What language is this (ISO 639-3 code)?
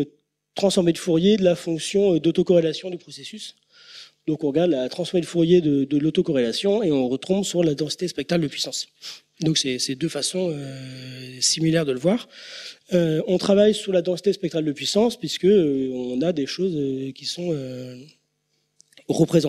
fra